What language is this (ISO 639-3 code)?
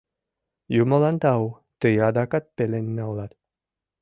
chm